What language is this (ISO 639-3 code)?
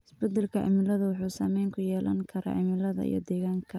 som